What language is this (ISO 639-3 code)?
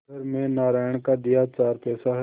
hin